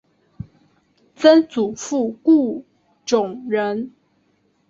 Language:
Chinese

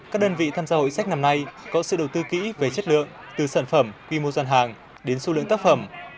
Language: Vietnamese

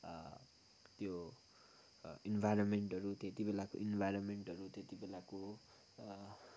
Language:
Nepali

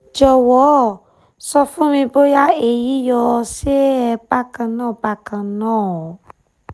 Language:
Yoruba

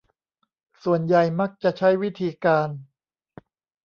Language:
Thai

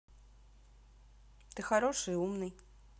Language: Russian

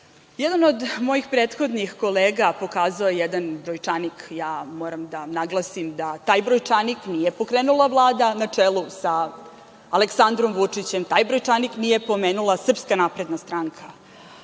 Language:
Serbian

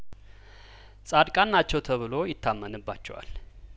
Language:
Amharic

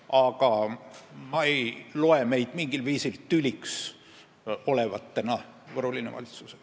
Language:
Estonian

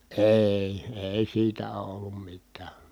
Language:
Finnish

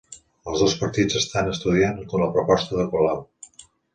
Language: Catalan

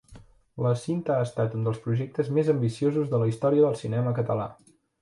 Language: Catalan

